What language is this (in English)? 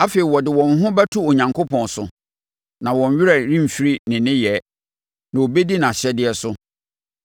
Akan